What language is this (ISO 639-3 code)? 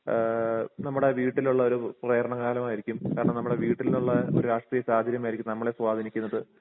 mal